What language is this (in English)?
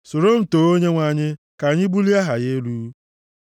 Igbo